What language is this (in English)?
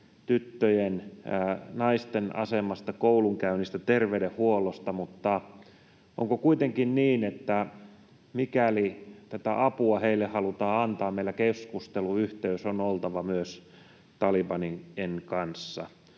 Finnish